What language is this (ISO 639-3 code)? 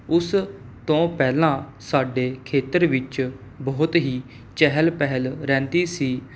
pan